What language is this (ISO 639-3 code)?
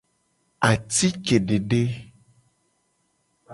gej